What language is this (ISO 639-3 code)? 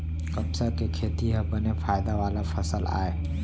hne